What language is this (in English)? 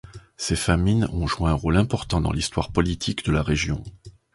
French